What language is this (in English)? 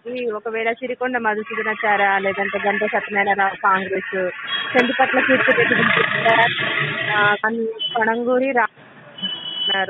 Indonesian